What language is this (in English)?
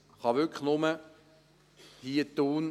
Swiss German